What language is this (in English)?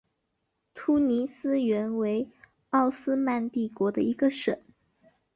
Chinese